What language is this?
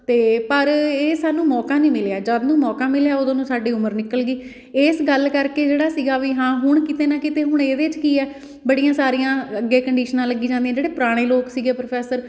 Punjabi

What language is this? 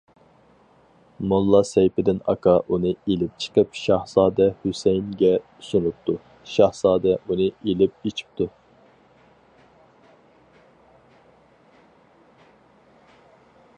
Uyghur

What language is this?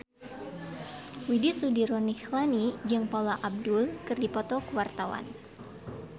Sundanese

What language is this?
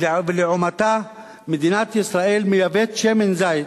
Hebrew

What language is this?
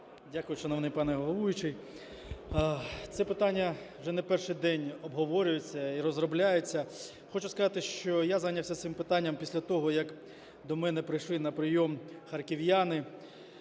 Ukrainian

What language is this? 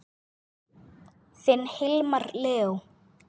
Icelandic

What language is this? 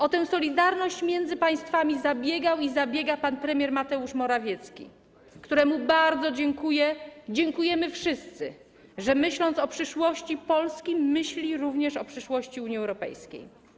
Polish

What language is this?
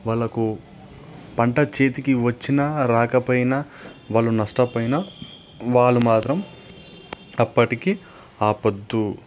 Telugu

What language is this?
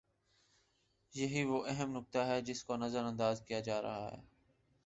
Urdu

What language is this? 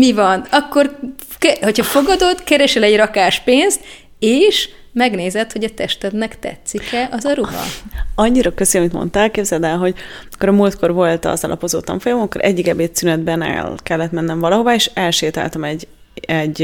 Hungarian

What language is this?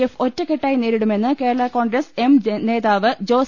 Malayalam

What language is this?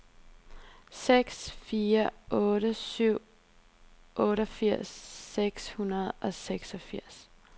Danish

